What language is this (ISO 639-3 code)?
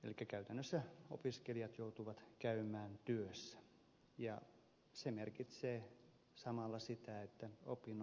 fin